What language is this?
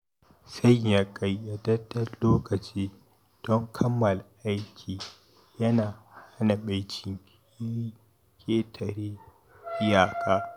Hausa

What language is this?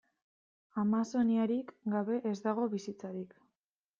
Basque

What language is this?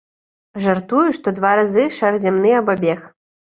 Belarusian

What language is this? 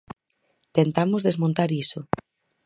Galician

